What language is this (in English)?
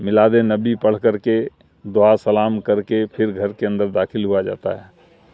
Urdu